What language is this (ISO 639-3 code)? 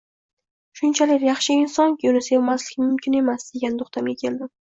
uzb